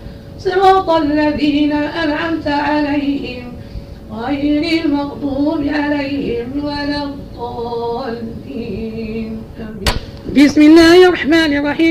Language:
Arabic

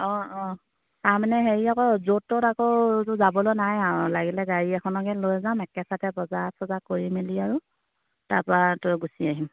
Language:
Assamese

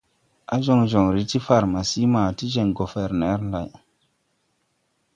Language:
Tupuri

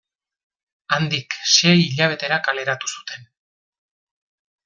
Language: Basque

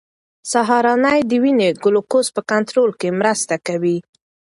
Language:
Pashto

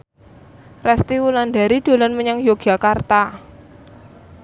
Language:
Javanese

